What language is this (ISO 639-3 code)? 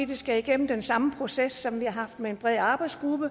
dan